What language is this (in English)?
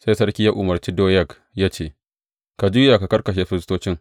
Hausa